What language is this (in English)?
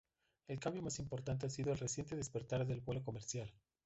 Spanish